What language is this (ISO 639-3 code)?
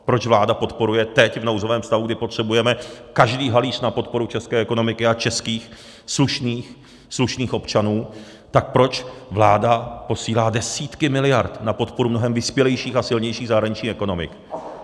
ces